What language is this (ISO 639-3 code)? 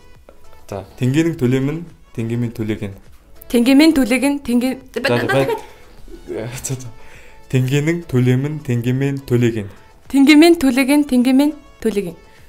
tur